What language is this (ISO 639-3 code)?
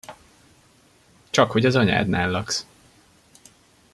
hun